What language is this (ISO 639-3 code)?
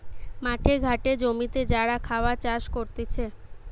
ben